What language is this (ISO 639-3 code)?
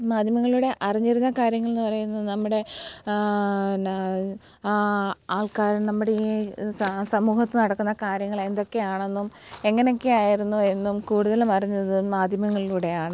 mal